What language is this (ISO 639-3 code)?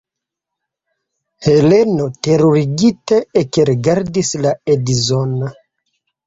epo